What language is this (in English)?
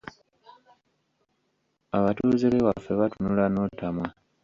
Ganda